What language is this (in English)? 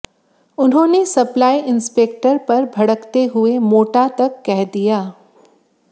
Hindi